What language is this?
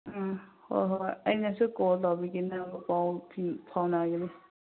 Manipuri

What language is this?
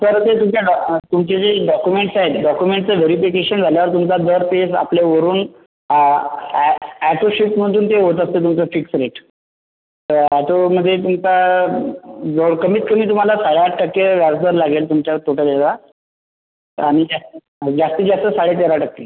Marathi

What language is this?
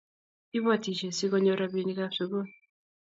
Kalenjin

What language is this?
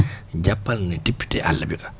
Wolof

